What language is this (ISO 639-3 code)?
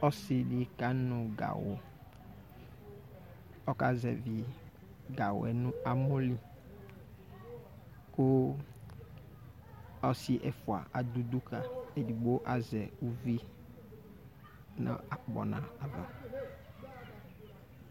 kpo